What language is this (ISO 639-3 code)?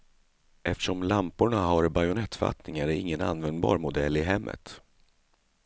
swe